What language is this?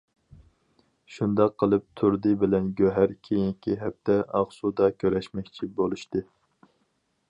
Uyghur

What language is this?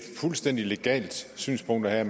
Danish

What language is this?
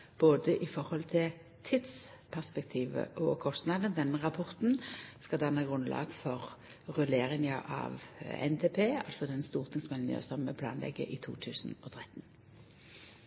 Norwegian Nynorsk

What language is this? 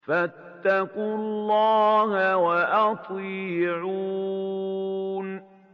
Arabic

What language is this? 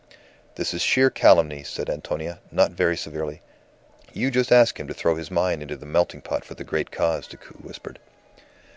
English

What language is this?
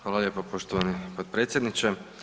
Croatian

